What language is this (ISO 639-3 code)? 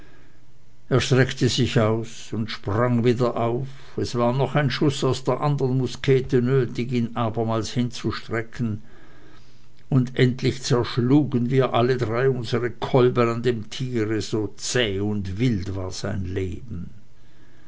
deu